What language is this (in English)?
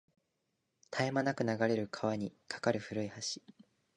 Japanese